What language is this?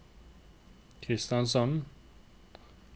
Norwegian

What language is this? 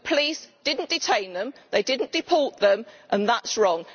English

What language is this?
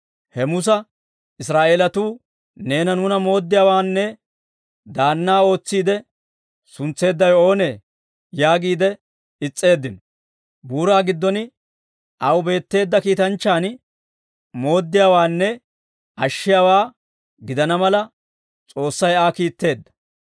Dawro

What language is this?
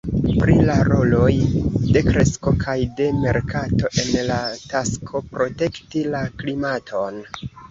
Esperanto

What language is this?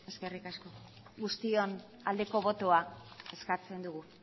Basque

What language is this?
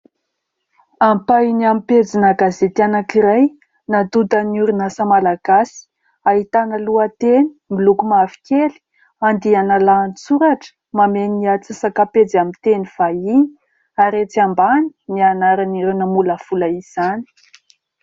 Malagasy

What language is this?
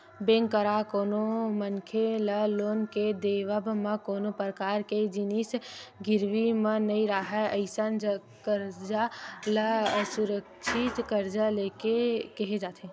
Chhattisgarhi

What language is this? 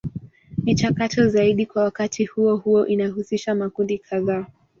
Swahili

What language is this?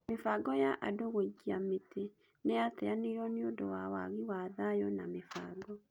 Kikuyu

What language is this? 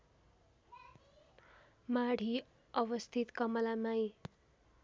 Nepali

